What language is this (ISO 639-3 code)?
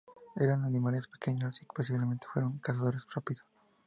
spa